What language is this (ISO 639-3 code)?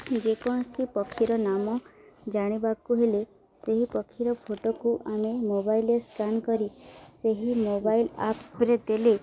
ori